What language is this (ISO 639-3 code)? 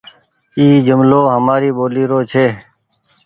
gig